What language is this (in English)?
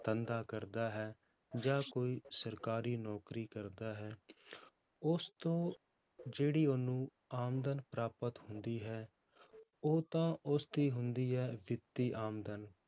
Punjabi